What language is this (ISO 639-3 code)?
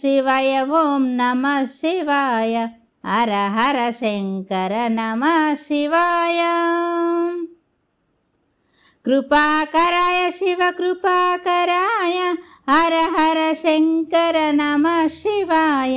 tel